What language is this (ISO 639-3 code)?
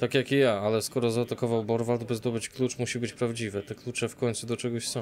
pol